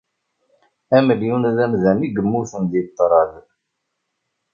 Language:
Kabyle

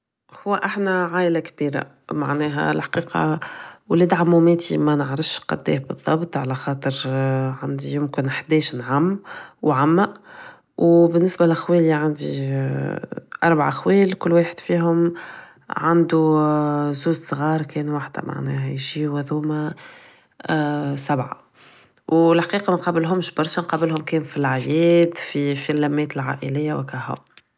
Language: Tunisian Arabic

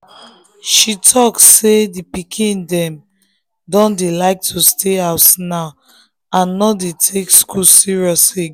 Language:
Nigerian Pidgin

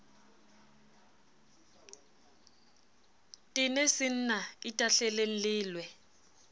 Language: Southern Sotho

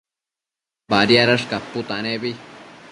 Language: Matsés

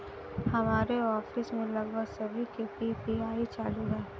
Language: Hindi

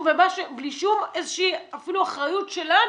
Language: Hebrew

